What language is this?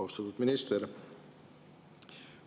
Estonian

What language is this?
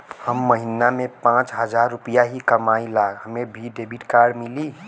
Bhojpuri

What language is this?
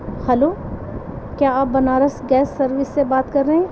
Urdu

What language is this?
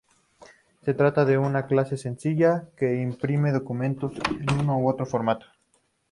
Spanish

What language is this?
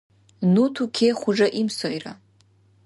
Dargwa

